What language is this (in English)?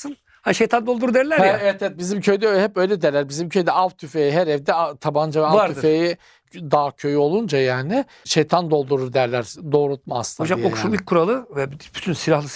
Turkish